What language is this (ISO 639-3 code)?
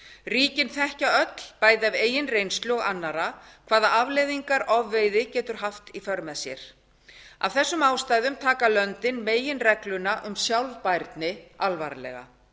isl